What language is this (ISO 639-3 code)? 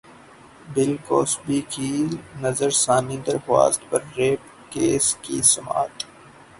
urd